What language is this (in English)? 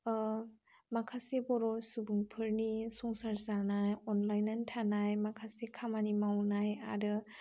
Bodo